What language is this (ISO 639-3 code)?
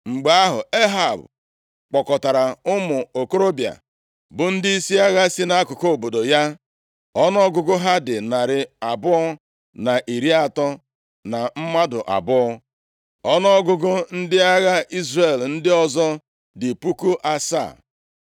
ibo